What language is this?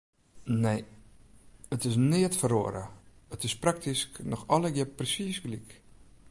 Western Frisian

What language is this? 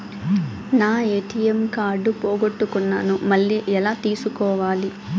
Telugu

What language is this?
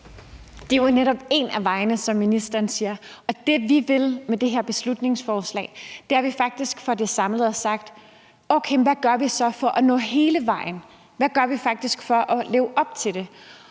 Danish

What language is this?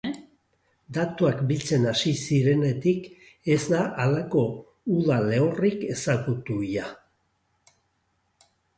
Basque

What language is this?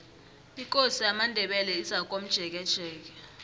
South Ndebele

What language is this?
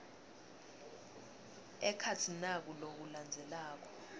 Swati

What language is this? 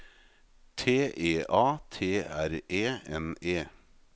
Norwegian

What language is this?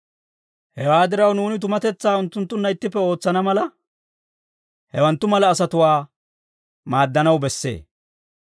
Dawro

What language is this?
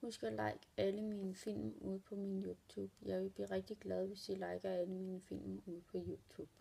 Danish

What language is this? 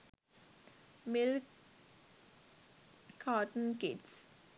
Sinhala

